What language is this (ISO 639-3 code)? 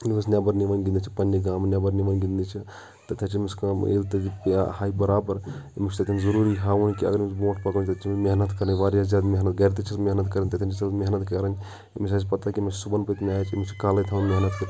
kas